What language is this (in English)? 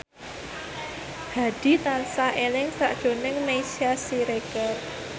Javanese